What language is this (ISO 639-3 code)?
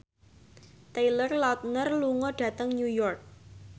jav